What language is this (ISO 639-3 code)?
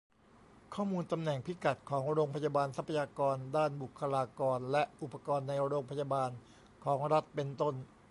tha